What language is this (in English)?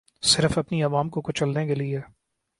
Urdu